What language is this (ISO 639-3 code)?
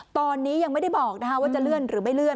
tha